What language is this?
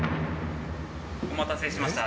Japanese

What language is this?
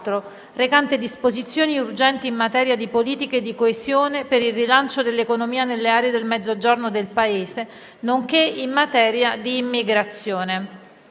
Italian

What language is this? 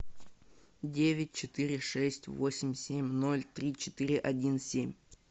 Russian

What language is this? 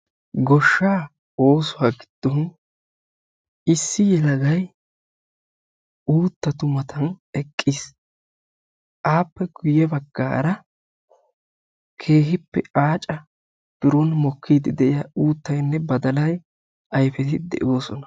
Wolaytta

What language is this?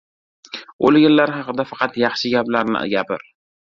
Uzbek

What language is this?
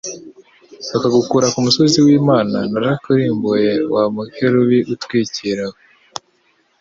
Kinyarwanda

